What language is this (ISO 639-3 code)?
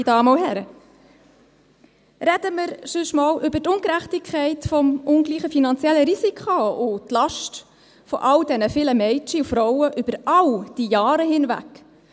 gsw